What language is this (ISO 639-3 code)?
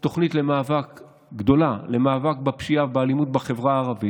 heb